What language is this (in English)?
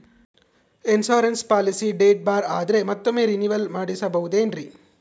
Kannada